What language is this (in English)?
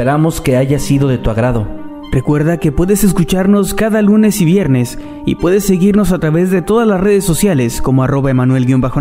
Spanish